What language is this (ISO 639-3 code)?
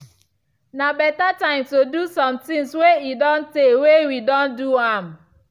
pcm